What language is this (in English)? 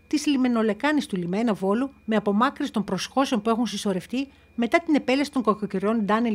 Greek